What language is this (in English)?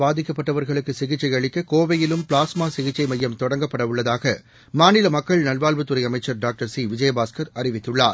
Tamil